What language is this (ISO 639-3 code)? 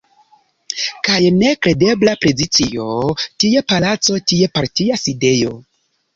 epo